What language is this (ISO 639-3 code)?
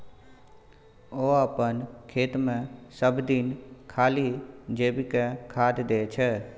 mai